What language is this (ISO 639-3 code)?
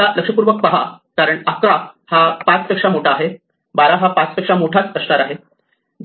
mar